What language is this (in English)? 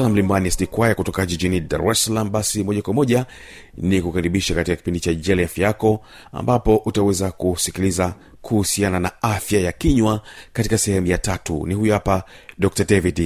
Swahili